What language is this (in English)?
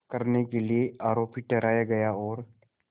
Hindi